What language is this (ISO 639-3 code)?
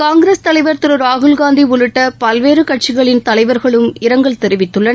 tam